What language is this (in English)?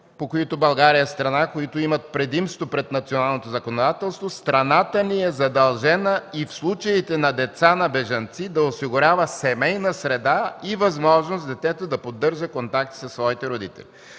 Bulgarian